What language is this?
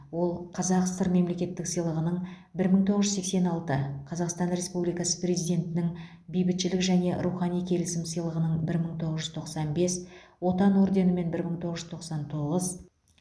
Kazakh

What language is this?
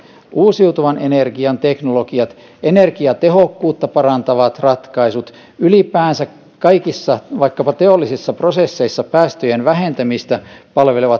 Finnish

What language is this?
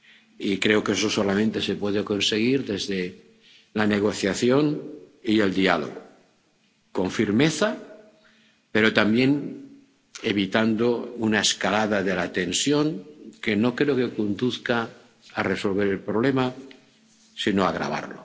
Spanish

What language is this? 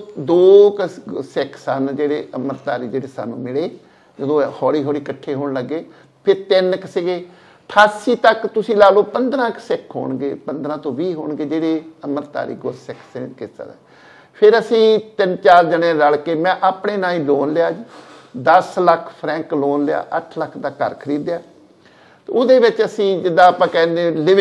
Punjabi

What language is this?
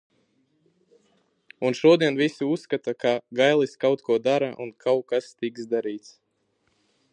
Latvian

